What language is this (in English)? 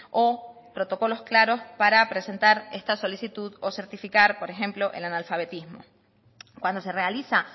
Spanish